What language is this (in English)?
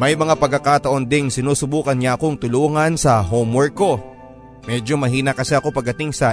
Filipino